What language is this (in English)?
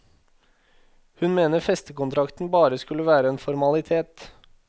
Norwegian